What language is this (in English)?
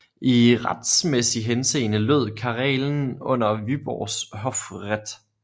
Danish